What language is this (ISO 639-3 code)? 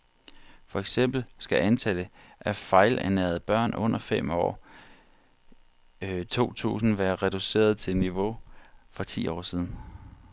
dan